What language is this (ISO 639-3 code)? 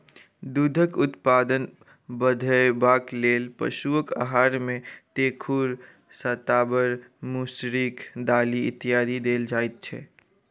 mai